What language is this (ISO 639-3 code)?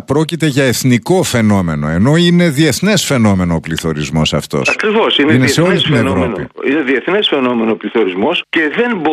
ell